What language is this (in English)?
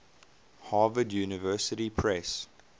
English